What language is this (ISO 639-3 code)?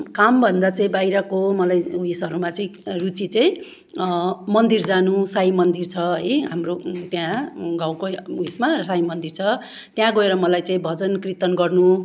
nep